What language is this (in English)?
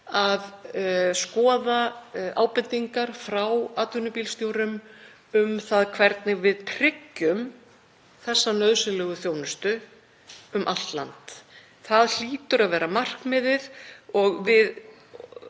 Icelandic